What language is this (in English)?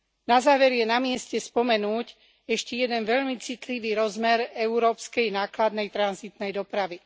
Slovak